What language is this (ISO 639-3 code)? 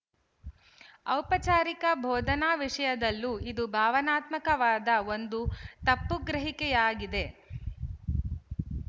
kan